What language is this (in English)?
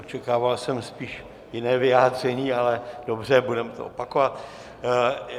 Czech